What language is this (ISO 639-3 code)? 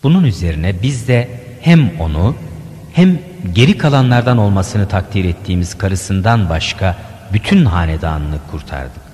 tur